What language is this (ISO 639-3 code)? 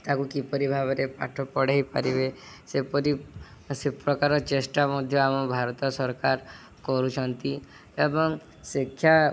ori